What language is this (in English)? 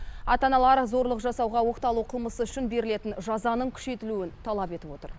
Kazakh